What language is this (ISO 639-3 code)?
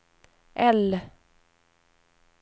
swe